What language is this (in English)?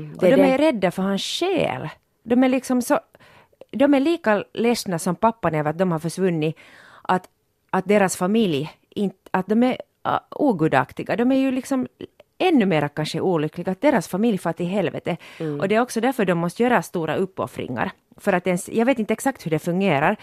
Swedish